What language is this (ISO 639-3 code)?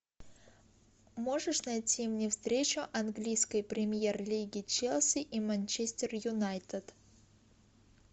rus